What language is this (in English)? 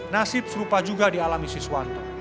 Indonesian